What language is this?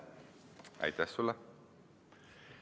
Estonian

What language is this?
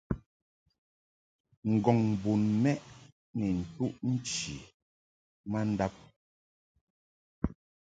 Mungaka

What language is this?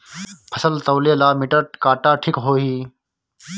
Bhojpuri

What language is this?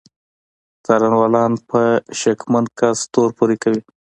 Pashto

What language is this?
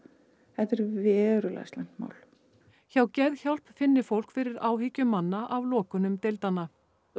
Icelandic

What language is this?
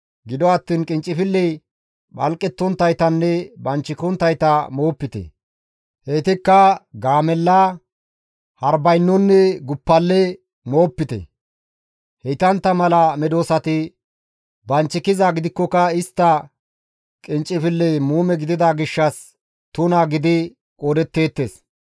Gamo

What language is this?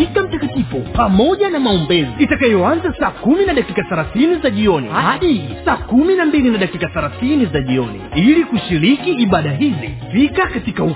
Swahili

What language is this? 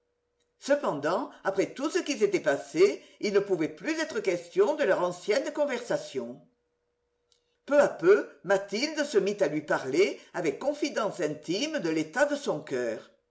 French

